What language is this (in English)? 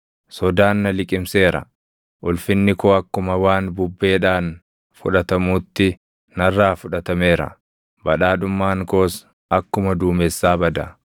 Oromo